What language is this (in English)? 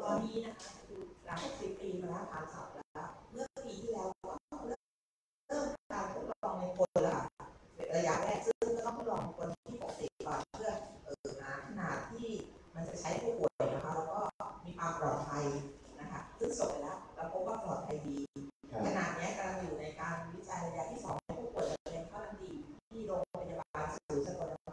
Thai